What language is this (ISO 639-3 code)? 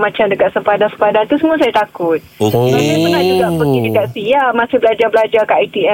msa